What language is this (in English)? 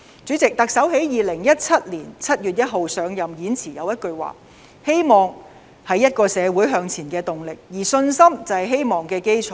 Cantonese